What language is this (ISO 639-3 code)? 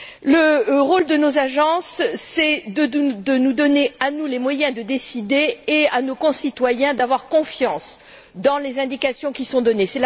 fra